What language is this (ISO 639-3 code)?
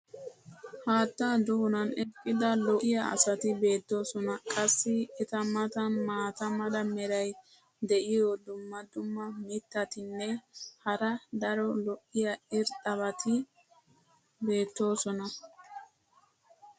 wal